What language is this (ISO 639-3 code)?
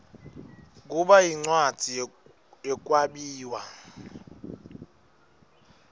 ssw